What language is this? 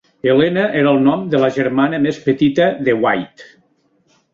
Catalan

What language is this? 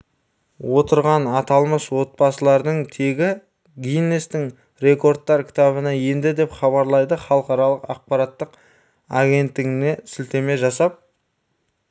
Kazakh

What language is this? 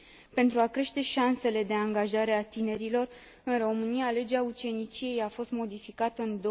Romanian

